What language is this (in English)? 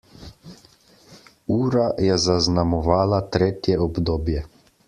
Slovenian